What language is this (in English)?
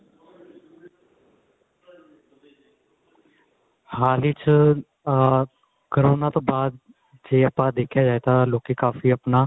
Punjabi